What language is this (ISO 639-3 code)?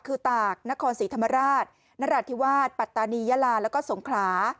tha